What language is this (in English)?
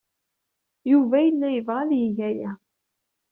Kabyle